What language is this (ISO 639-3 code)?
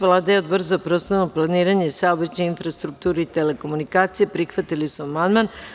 srp